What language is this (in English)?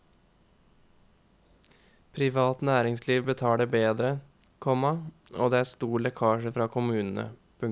Norwegian